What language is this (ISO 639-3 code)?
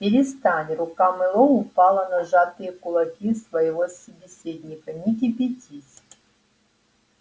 rus